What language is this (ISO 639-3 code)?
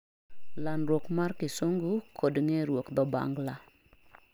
luo